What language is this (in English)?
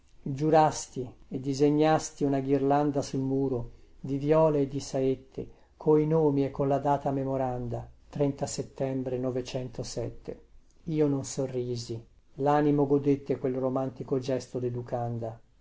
Italian